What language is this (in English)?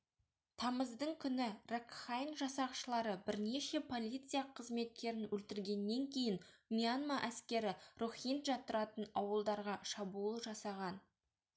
Kazakh